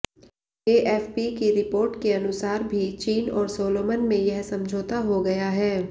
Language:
Hindi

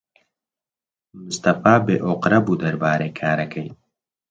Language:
Central Kurdish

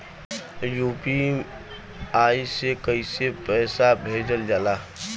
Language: Bhojpuri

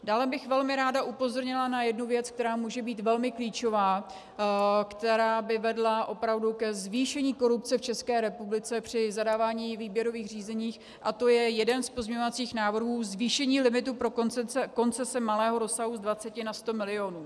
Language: Czech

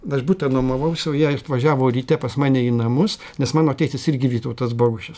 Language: Lithuanian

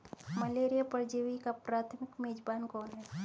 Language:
Hindi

